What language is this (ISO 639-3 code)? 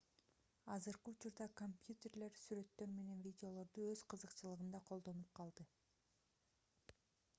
kir